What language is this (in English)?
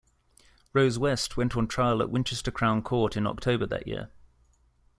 English